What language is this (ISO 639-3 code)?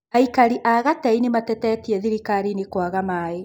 kik